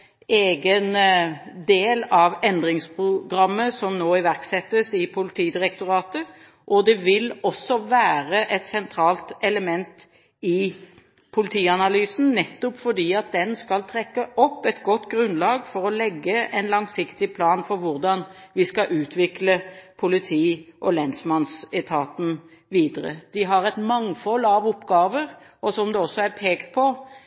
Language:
Norwegian Bokmål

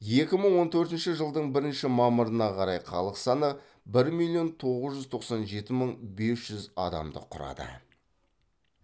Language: Kazakh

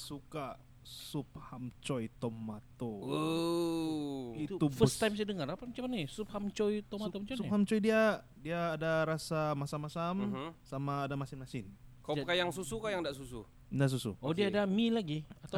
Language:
Malay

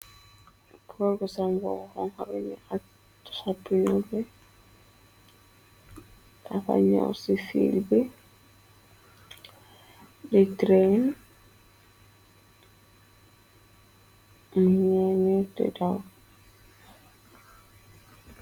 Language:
Wolof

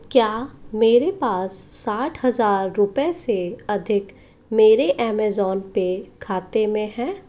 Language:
Hindi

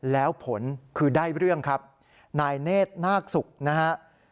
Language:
Thai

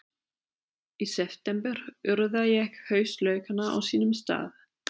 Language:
Icelandic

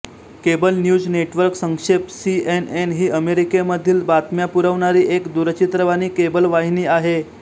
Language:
Marathi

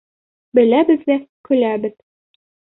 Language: Bashkir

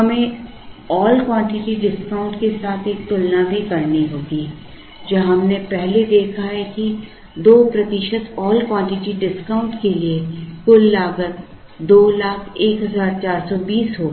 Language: Hindi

